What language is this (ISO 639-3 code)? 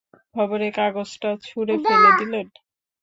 ben